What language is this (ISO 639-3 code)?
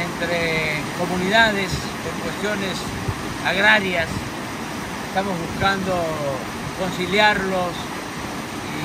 spa